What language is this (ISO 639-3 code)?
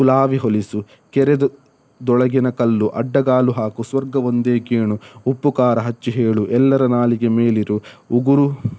kan